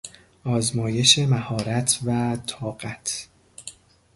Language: Persian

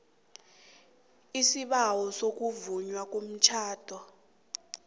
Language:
South Ndebele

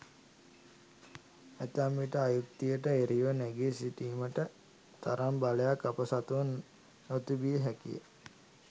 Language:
Sinhala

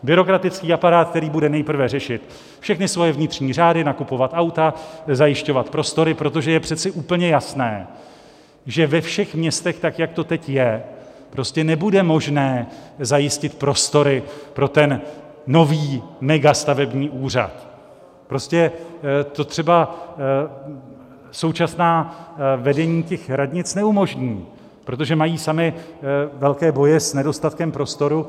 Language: Czech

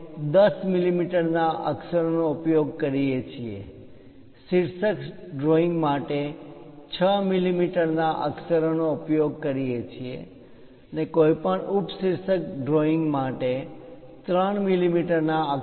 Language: Gujarati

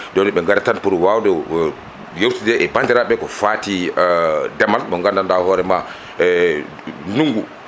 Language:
Fula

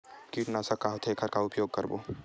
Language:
Chhattisgarhi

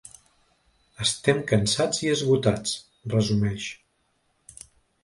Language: Catalan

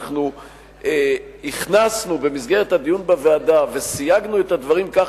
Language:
Hebrew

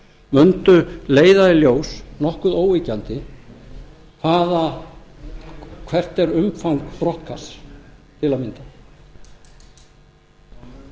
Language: Icelandic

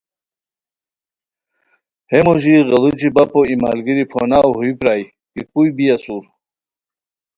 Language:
Khowar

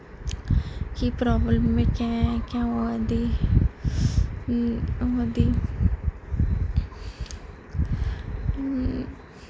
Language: Dogri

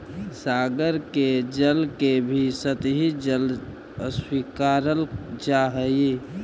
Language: Magahi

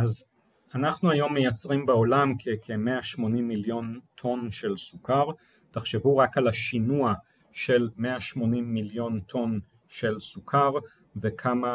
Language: Hebrew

